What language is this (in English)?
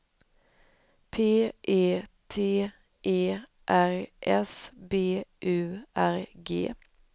Swedish